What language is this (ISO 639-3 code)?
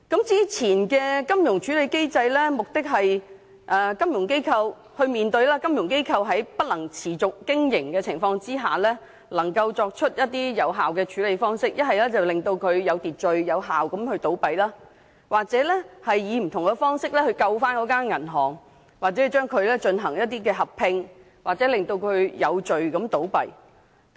yue